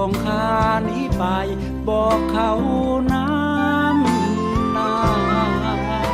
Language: Thai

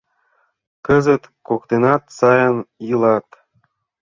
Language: Mari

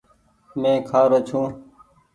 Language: Goaria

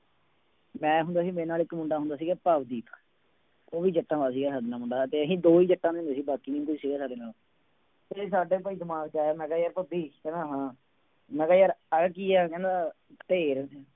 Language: Punjabi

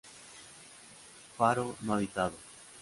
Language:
Spanish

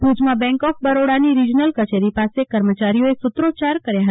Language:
Gujarati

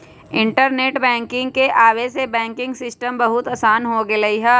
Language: Magahi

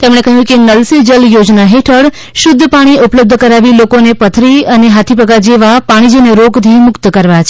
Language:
Gujarati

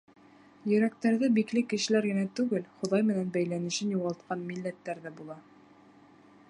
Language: Bashkir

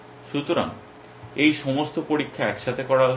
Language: Bangla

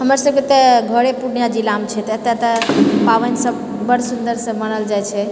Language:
Maithili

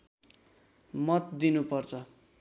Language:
Nepali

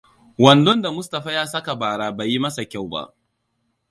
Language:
Hausa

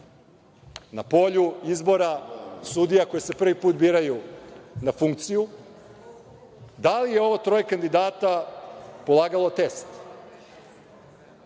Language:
Serbian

